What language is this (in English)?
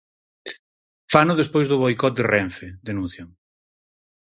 Galician